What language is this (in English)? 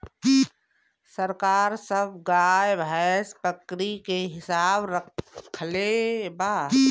Bhojpuri